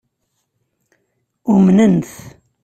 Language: Kabyle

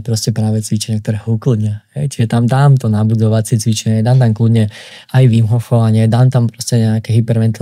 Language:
Slovak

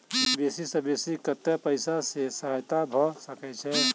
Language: Maithili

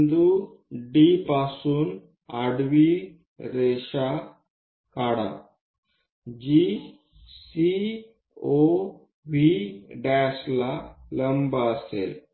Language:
Marathi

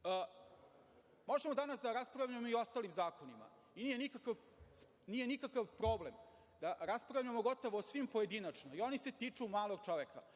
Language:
Serbian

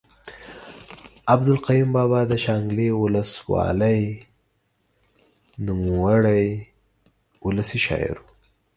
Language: Pashto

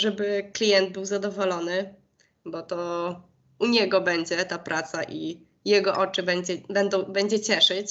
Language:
Polish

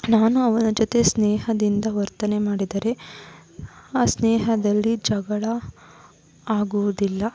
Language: Kannada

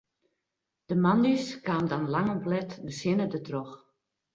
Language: Western Frisian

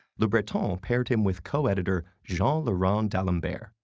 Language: English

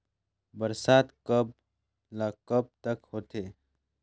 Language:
Chhattisgarhi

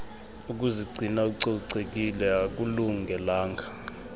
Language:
Xhosa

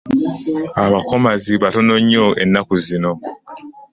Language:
Ganda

